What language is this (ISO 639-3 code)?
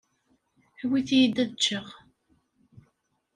kab